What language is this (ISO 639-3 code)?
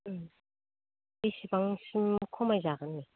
brx